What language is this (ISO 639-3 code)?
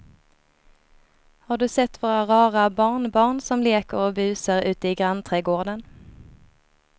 swe